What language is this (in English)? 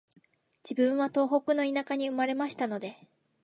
Japanese